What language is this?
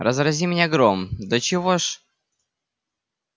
Russian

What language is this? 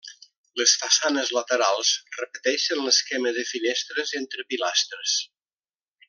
Catalan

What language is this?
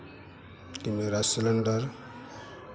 Hindi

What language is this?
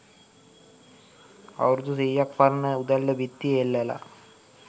Sinhala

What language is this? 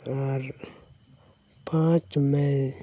Santali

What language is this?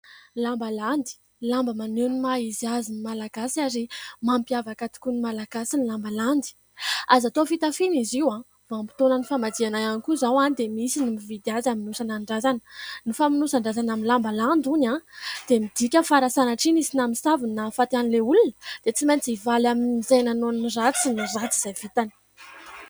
Malagasy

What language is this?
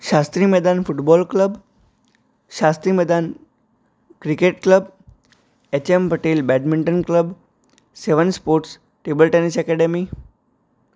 Gujarati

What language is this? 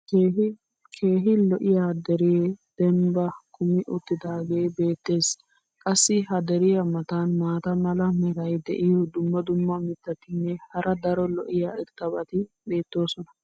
Wolaytta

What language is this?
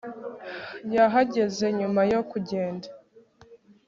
Kinyarwanda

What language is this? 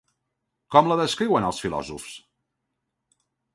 Catalan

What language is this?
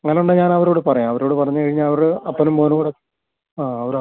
Malayalam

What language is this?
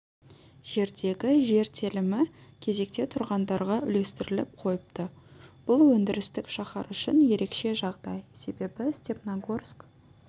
Kazakh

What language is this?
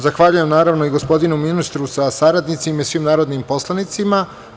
Serbian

